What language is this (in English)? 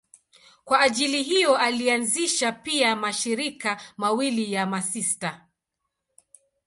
Swahili